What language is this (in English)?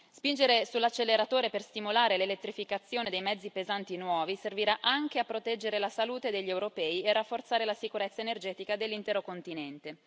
Italian